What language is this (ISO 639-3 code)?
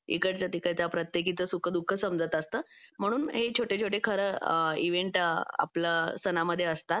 mar